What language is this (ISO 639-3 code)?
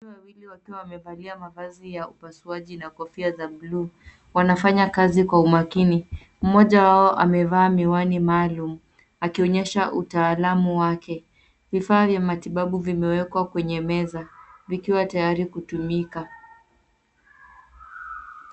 swa